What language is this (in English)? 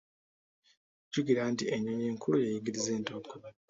Ganda